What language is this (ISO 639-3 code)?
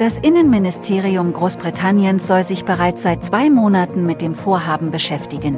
deu